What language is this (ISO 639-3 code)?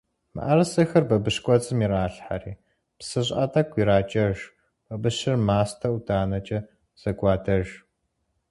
kbd